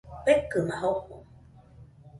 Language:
Nüpode Huitoto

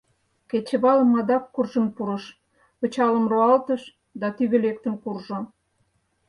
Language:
Mari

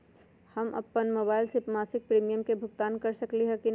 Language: Magahi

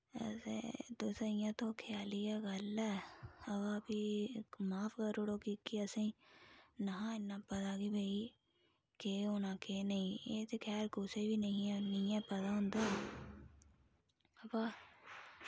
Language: Dogri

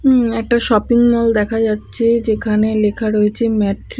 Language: Bangla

